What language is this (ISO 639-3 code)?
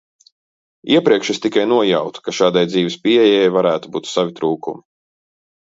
lav